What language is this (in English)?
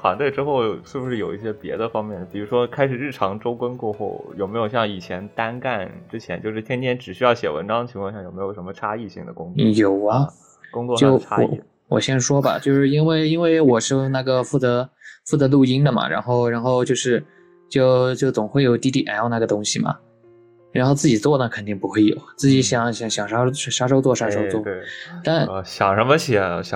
Chinese